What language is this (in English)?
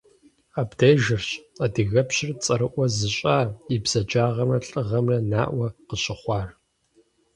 Kabardian